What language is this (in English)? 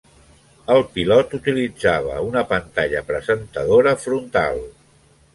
Catalan